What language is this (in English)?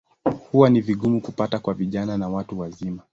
Swahili